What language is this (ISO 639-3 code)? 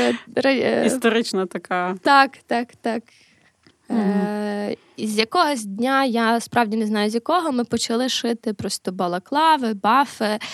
ukr